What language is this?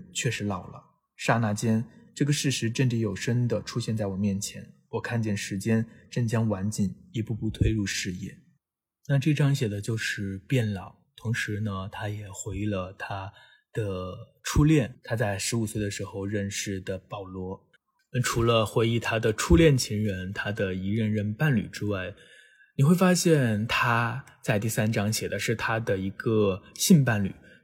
Chinese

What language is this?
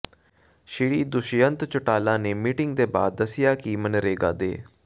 Punjabi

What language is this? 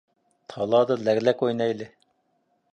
Uyghur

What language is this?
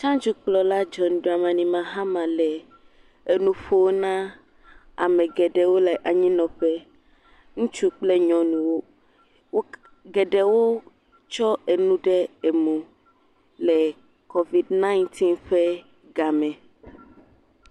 Ewe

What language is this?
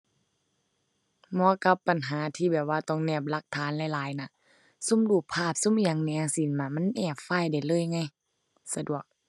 Thai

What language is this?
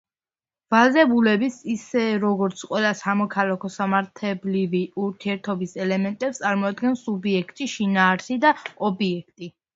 Georgian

